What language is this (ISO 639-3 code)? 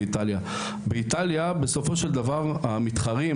heb